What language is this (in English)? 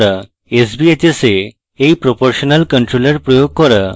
Bangla